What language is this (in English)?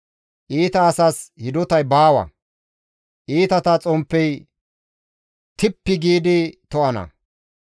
Gamo